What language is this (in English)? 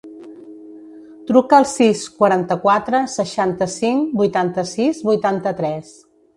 Catalan